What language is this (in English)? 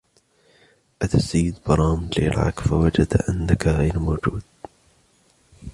Arabic